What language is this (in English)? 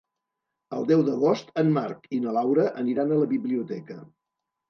Catalan